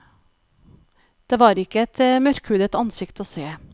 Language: Norwegian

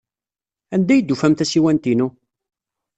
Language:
Kabyle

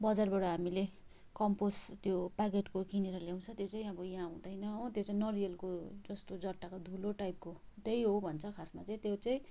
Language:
Nepali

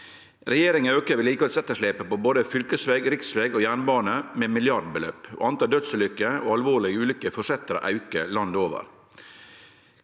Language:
Norwegian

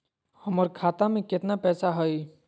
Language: Magahi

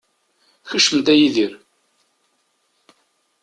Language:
Kabyle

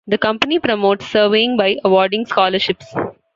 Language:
English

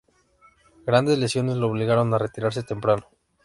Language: Spanish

